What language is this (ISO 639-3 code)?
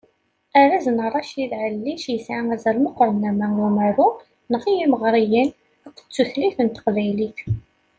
kab